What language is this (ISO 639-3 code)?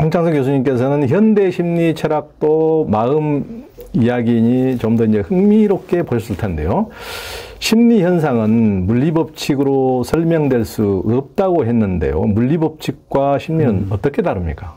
kor